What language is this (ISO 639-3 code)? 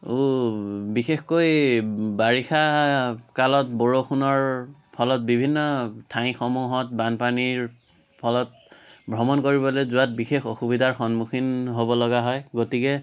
asm